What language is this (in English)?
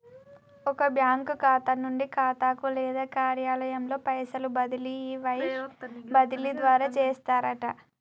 Telugu